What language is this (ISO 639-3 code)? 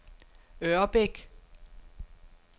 dan